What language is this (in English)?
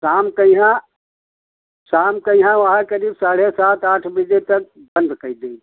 Hindi